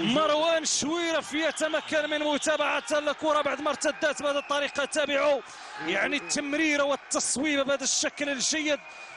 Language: Arabic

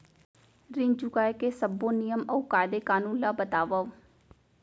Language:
Chhattisgarhi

